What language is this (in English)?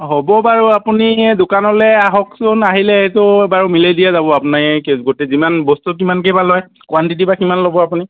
Assamese